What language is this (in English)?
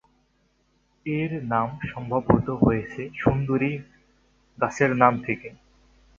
Bangla